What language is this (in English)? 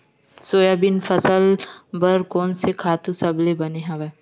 Chhattisgarhi